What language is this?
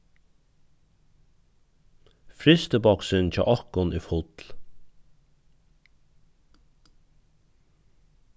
Faroese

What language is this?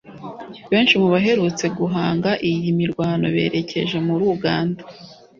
Kinyarwanda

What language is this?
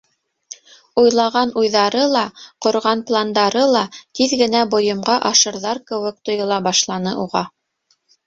Bashkir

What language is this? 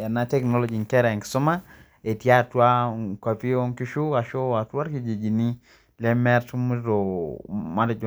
Masai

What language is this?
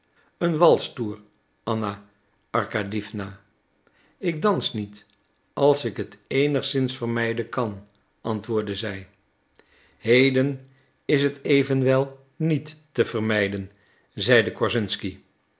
Dutch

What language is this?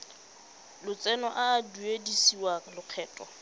Tswana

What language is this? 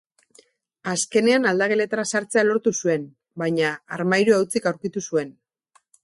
Basque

